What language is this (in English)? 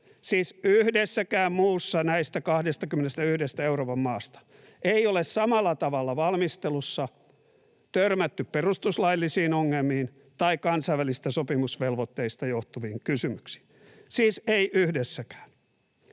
Finnish